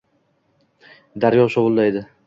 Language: Uzbek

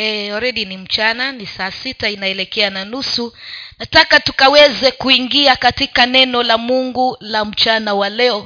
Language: Swahili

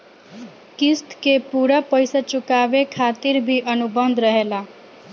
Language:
Bhojpuri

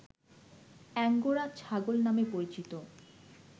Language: Bangla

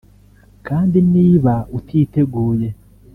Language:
Kinyarwanda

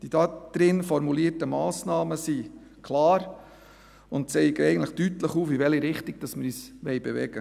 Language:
Swiss German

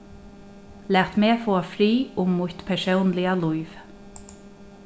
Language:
Faroese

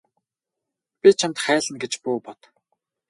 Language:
Mongolian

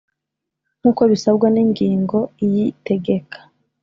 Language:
Kinyarwanda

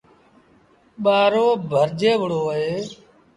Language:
Sindhi Bhil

